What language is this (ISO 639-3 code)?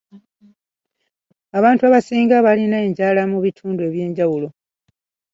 lug